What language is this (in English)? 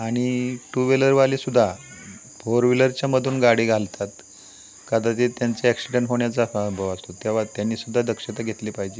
Marathi